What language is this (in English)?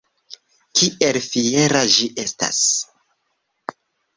Esperanto